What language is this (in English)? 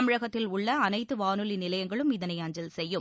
Tamil